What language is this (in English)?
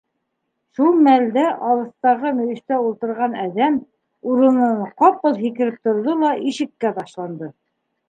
Bashkir